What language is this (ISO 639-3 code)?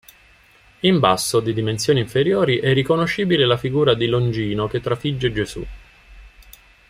ita